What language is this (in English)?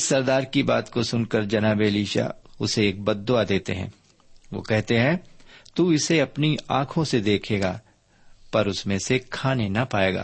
Urdu